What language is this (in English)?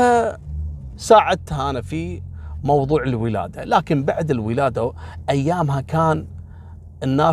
Arabic